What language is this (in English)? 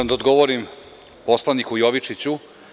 Serbian